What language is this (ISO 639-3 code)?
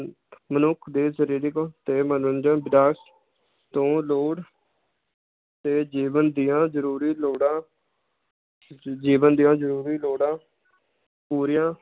pan